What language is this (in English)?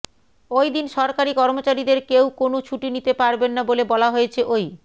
Bangla